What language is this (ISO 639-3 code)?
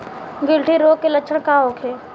bho